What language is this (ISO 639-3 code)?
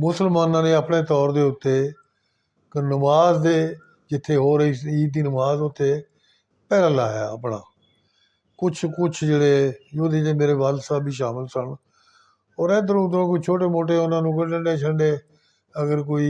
pan